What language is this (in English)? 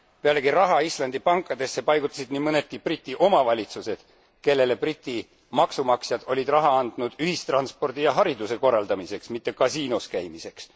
Estonian